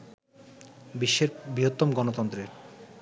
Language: Bangla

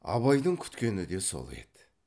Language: Kazakh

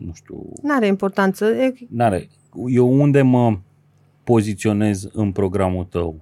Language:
Romanian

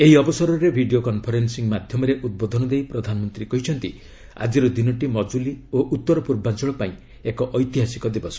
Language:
Odia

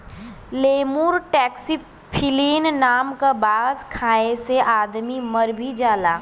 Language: Bhojpuri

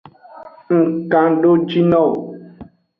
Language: Aja (Benin)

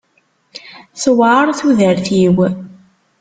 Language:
Kabyle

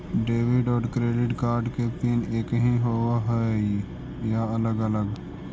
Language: Magahi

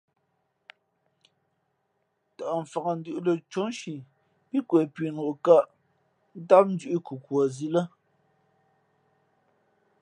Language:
Fe'fe'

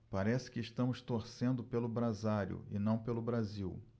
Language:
Portuguese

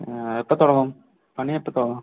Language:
Malayalam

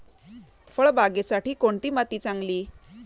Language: Marathi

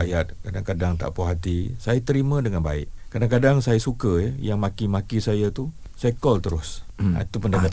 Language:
Malay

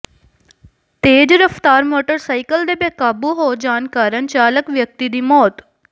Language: Punjabi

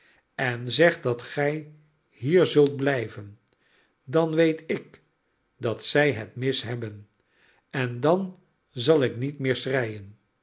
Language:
Dutch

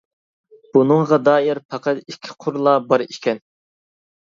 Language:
Uyghur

